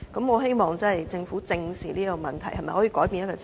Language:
Cantonese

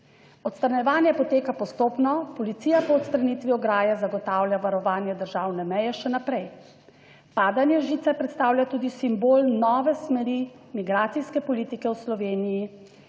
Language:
Slovenian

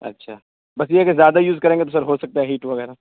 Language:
Urdu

